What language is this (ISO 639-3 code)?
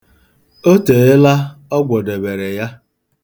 ibo